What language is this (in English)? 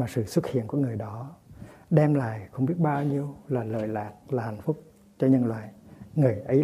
Vietnamese